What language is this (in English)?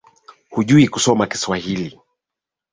Swahili